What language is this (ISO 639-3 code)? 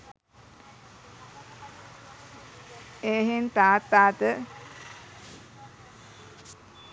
sin